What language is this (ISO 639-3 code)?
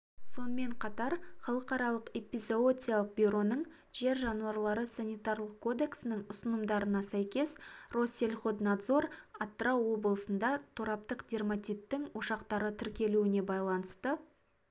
kaz